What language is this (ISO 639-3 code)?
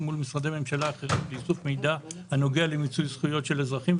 heb